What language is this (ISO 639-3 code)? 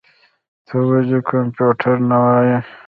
pus